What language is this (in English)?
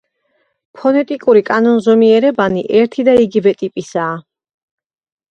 Georgian